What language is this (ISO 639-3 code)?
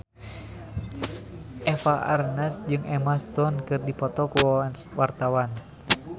sun